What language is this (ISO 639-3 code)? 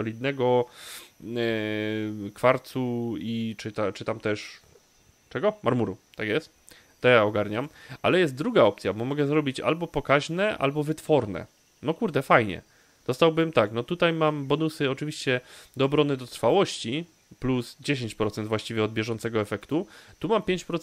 pol